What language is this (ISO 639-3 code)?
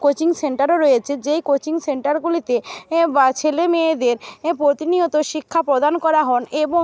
ben